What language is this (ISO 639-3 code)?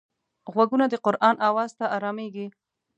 pus